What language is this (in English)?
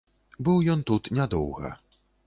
Belarusian